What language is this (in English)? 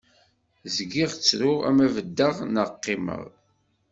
Kabyle